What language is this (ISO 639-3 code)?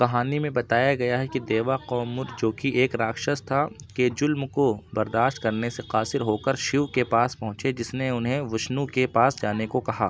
urd